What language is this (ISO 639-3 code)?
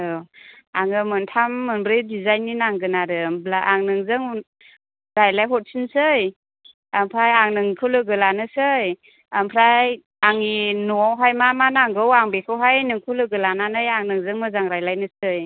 brx